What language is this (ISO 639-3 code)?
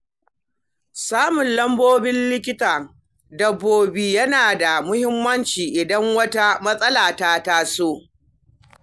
hau